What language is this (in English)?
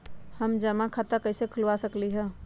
Magahi